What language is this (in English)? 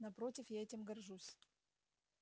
Russian